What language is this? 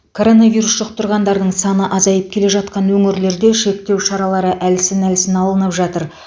Kazakh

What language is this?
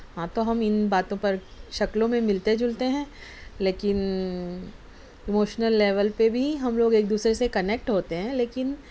Urdu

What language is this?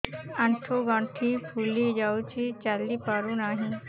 Odia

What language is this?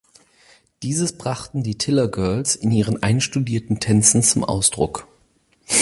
German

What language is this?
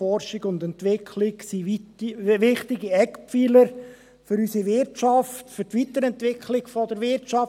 Swiss German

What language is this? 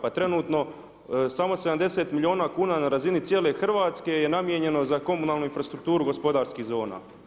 Croatian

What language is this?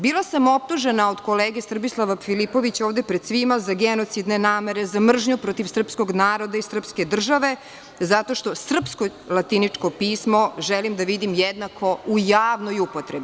Serbian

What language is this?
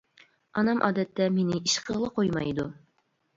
Uyghur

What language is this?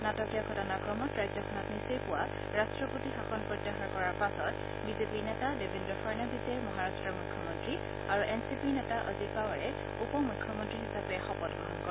Assamese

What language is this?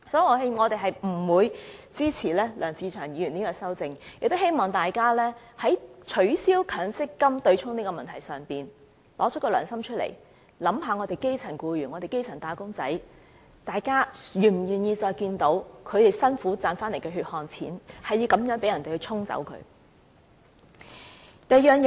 Cantonese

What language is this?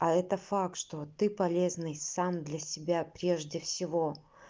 Russian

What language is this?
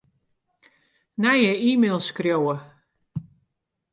Western Frisian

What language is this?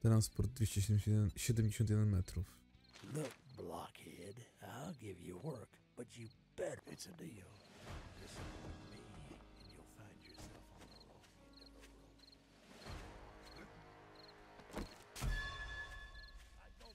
Polish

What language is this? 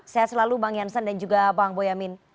Indonesian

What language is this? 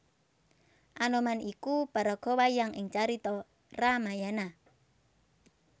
Javanese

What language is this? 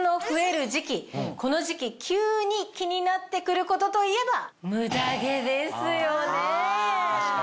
Japanese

